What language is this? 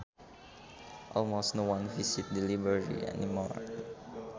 Sundanese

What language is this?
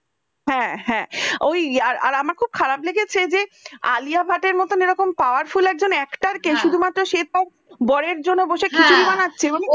Bangla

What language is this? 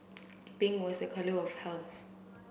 English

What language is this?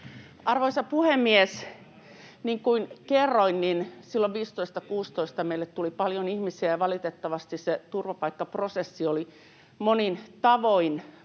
Finnish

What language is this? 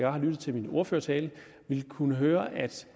Danish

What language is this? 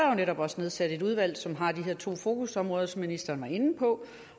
Danish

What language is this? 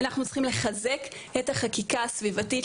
Hebrew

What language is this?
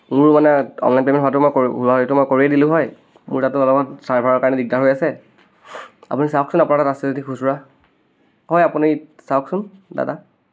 Assamese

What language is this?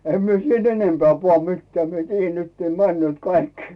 Finnish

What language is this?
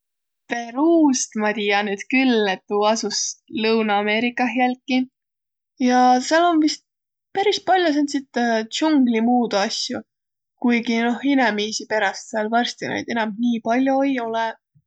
Võro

